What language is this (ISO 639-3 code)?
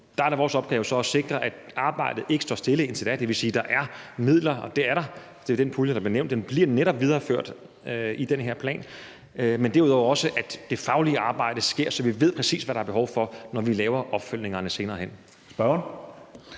dan